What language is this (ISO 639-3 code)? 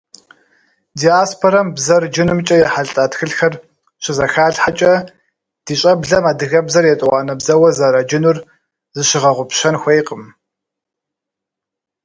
kbd